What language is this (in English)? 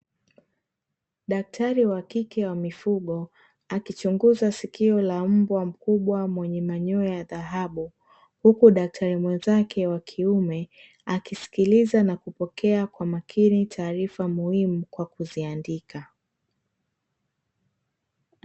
Swahili